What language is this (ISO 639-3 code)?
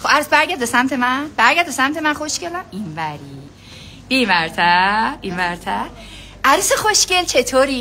fas